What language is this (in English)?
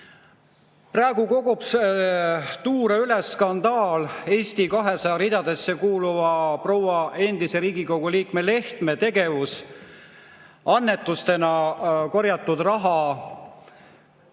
Estonian